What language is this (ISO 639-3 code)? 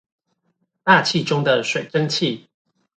zho